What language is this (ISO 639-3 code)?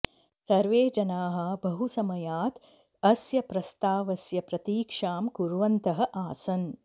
san